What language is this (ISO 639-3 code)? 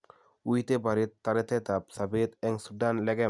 kln